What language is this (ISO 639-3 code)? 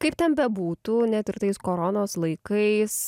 lit